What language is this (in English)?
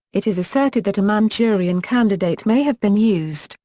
English